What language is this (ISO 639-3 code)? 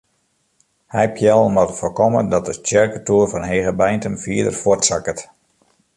fry